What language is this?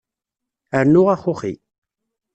Kabyle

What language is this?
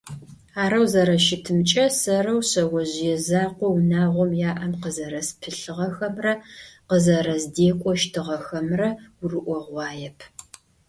Adyghe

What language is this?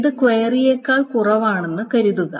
Malayalam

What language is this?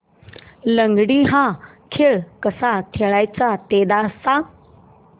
Marathi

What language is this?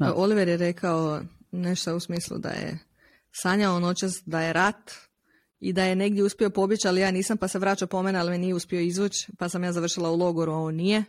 Croatian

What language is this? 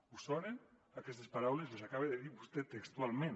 Catalan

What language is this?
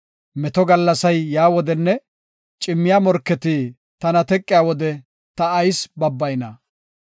Gofa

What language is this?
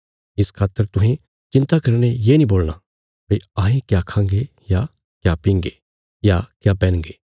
Bilaspuri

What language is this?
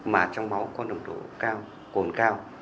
Vietnamese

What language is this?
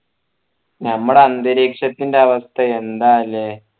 Malayalam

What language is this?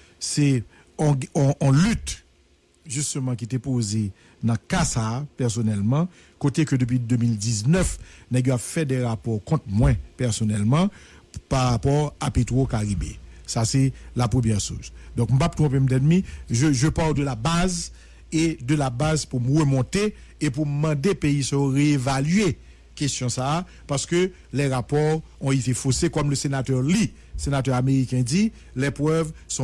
French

